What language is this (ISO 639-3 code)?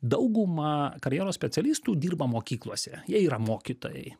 lit